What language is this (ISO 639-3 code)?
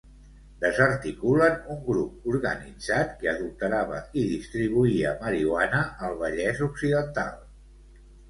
cat